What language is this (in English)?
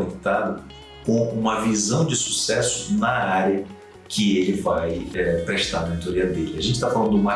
Portuguese